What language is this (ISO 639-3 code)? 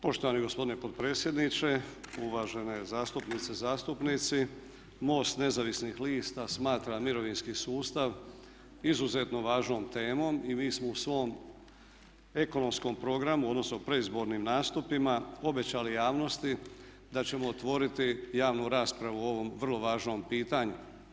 hrv